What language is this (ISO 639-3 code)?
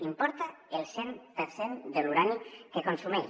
cat